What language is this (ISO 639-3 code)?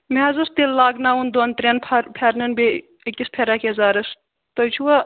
kas